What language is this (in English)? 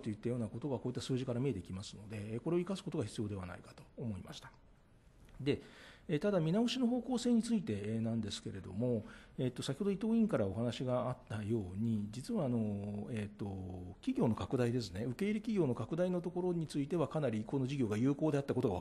Japanese